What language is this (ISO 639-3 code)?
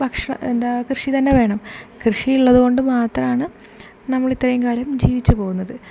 mal